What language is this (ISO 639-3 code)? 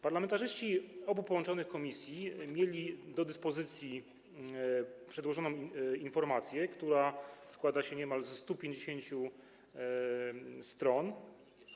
pol